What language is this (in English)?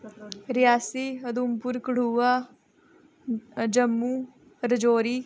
Dogri